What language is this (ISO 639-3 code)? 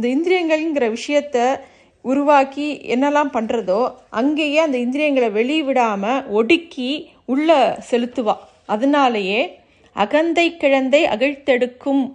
tam